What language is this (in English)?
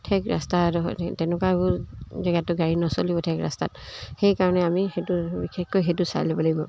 Assamese